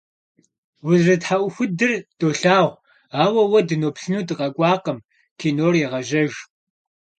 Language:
Kabardian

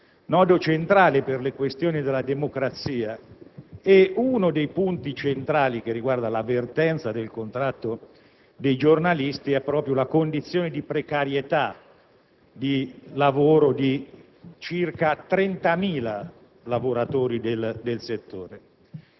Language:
Italian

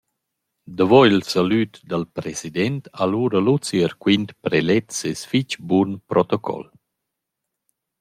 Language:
Romansh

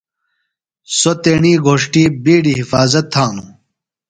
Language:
Phalura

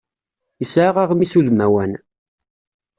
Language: Kabyle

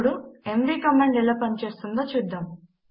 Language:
Telugu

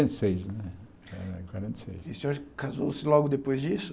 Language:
Portuguese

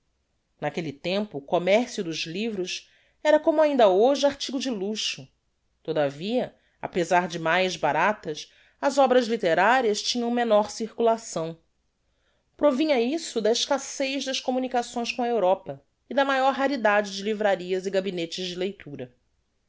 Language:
Portuguese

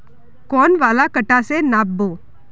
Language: Magahi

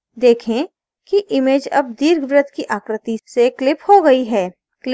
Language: Hindi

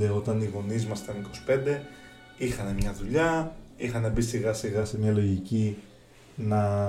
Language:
Greek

